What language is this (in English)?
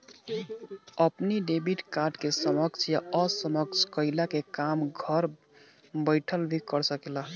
Bhojpuri